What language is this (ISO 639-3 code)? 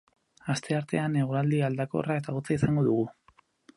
eus